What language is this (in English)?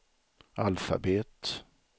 Swedish